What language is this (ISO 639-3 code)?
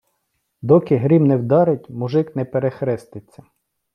ukr